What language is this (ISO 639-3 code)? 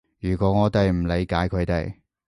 yue